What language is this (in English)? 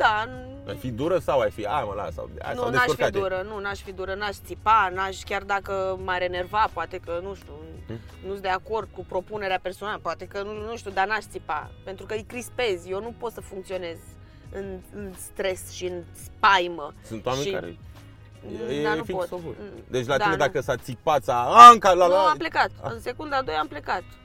Romanian